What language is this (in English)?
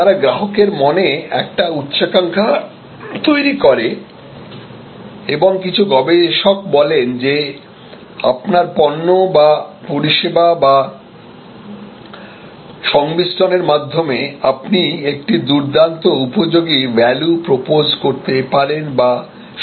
Bangla